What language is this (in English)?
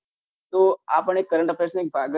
Gujarati